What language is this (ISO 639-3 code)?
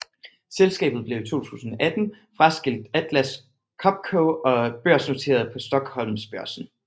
dan